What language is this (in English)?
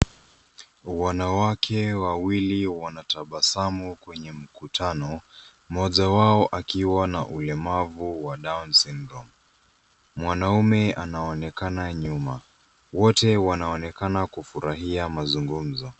Swahili